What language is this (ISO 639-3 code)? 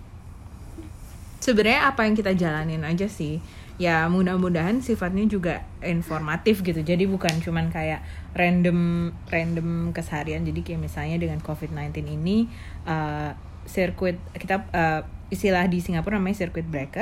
ind